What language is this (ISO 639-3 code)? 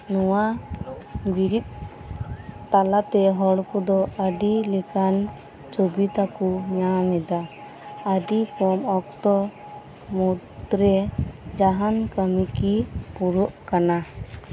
sat